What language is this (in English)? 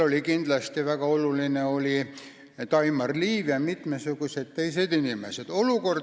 Estonian